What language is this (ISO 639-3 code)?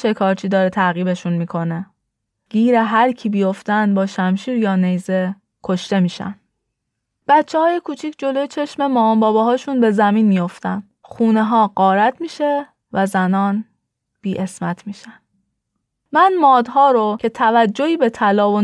fas